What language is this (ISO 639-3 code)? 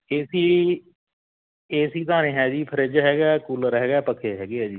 pan